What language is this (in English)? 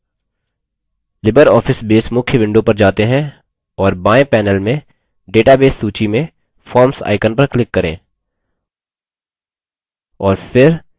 Hindi